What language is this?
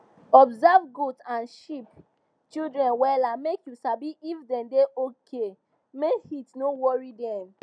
Nigerian Pidgin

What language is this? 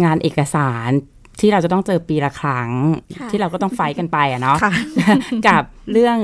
Thai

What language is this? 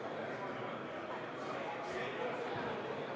Estonian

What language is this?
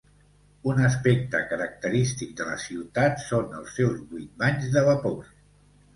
Catalan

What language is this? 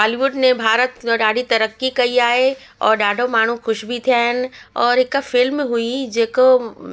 Sindhi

